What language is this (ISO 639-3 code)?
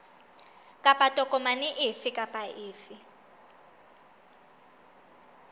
sot